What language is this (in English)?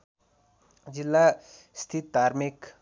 Nepali